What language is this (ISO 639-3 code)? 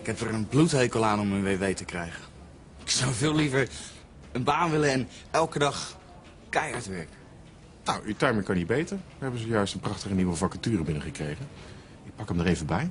nld